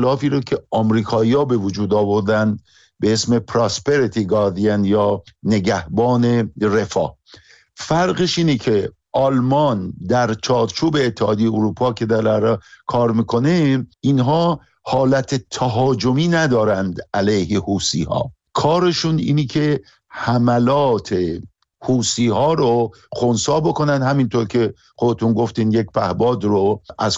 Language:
Persian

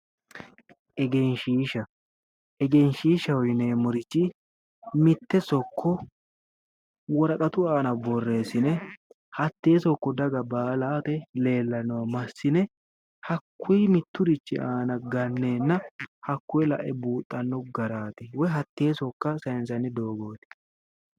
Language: Sidamo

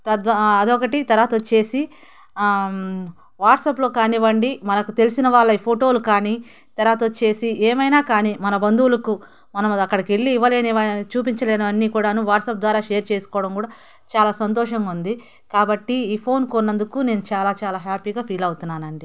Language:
Telugu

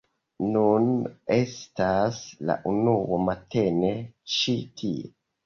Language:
Esperanto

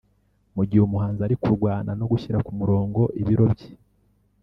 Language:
Kinyarwanda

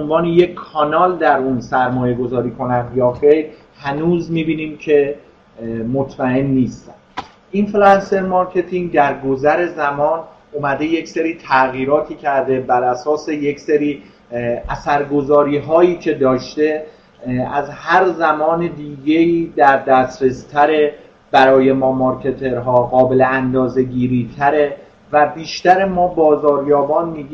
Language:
Persian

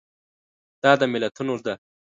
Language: Pashto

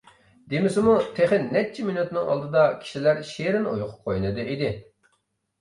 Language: Uyghur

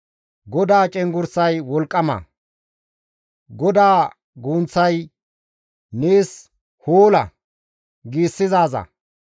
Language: Gamo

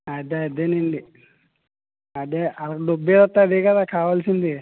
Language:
Telugu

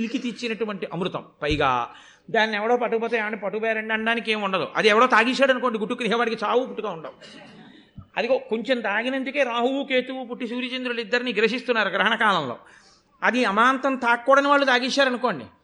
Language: Telugu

